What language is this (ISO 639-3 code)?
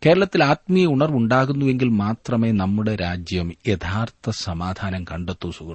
mal